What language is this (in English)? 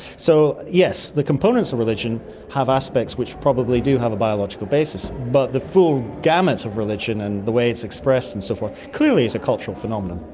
English